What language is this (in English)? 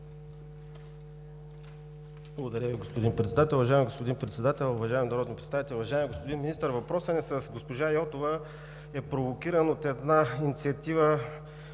Bulgarian